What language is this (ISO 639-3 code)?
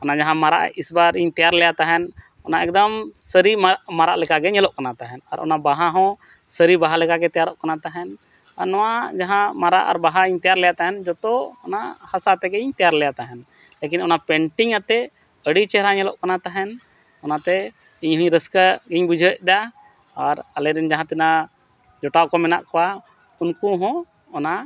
sat